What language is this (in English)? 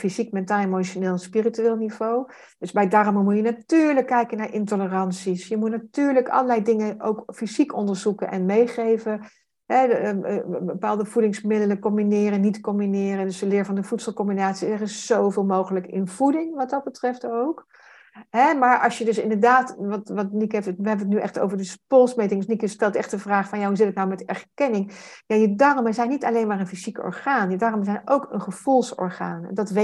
Dutch